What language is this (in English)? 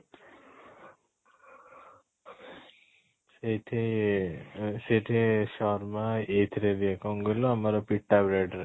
Odia